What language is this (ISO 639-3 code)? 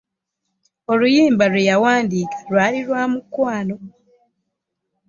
lug